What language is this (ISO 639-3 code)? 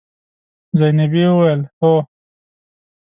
pus